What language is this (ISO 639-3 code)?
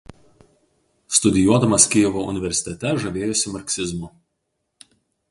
lit